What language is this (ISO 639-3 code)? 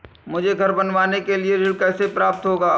hin